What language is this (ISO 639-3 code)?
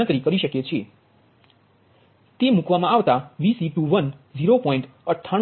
guj